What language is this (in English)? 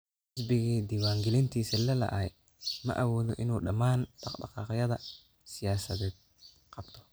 Somali